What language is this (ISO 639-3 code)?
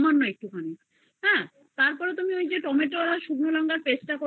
ben